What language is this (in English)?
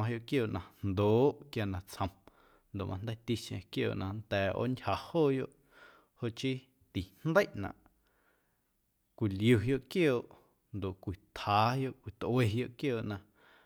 Guerrero Amuzgo